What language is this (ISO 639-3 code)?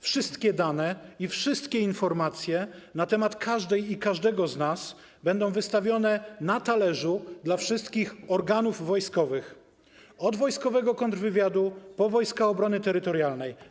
pol